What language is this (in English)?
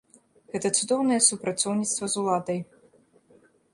Belarusian